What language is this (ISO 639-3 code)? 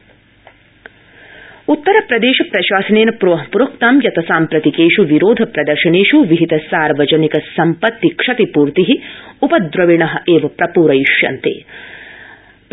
san